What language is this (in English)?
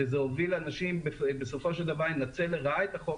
Hebrew